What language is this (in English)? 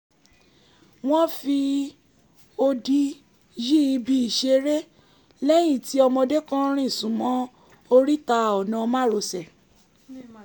Yoruba